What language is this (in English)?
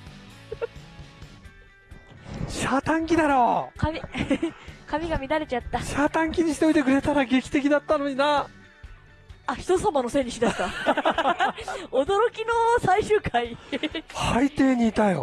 Japanese